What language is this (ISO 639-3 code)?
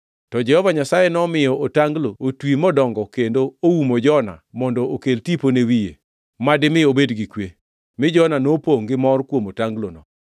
luo